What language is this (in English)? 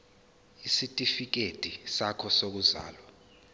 Zulu